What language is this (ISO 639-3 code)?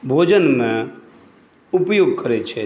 mai